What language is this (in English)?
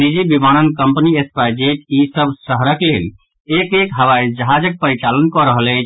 Maithili